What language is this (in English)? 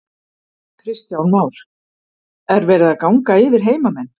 Icelandic